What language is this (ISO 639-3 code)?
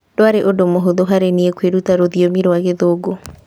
kik